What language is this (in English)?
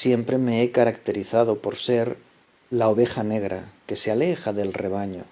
Spanish